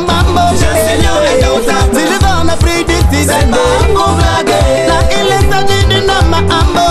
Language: Arabic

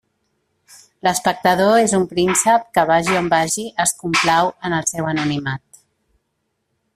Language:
Catalan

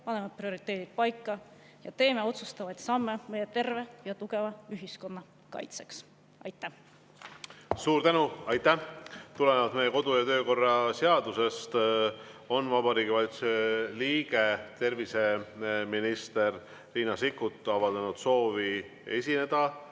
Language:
Estonian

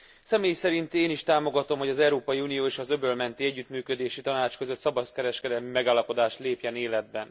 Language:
Hungarian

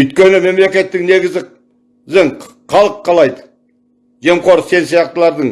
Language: Turkish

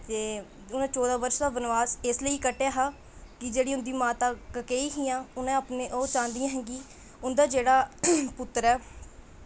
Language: Dogri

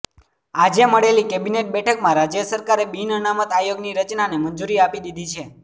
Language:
Gujarati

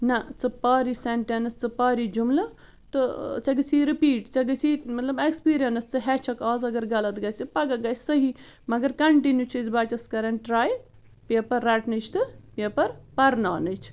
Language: Kashmiri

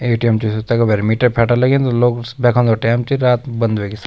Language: Garhwali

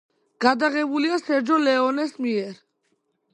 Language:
Georgian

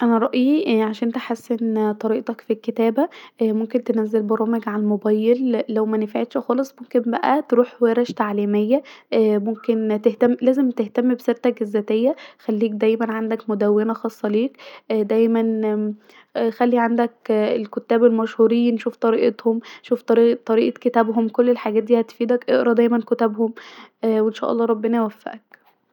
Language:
Egyptian Arabic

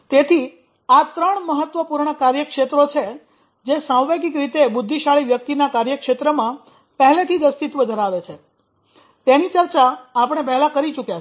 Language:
Gujarati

